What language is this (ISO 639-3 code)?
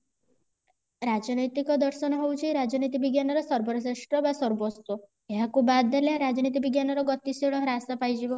ori